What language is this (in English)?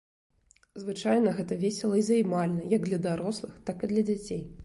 Belarusian